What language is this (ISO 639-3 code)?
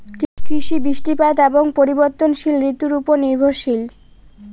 ben